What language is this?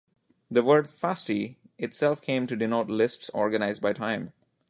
English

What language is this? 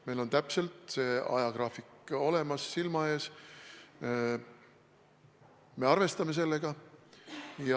Estonian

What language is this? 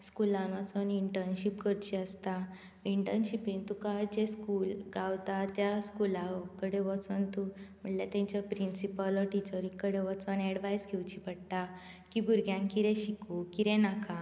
Konkani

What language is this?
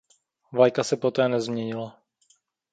Czech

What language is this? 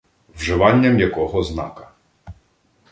Ukrainian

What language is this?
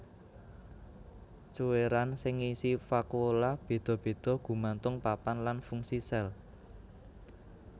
Javanese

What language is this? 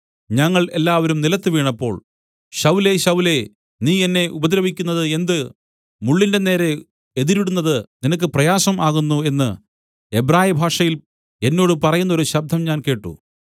Malayalam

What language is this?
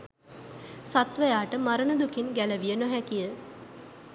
Sinhala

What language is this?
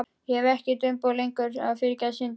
Icelandic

